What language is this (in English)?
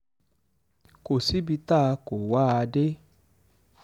Yoruba